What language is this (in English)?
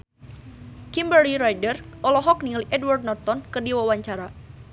Sundanese